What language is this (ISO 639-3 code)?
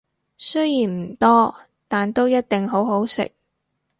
yue